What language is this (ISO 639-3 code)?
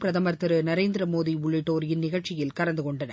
tam